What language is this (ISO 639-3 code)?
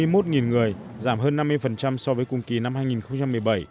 vie